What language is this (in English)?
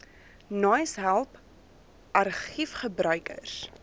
Afrikaans